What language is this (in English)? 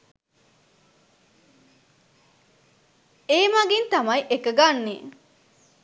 Sinhala